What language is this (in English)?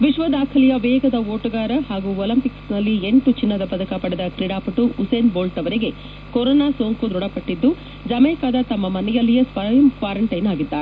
Kannada